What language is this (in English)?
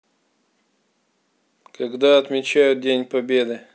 Russian